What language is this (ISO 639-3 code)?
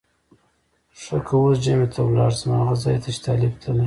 pus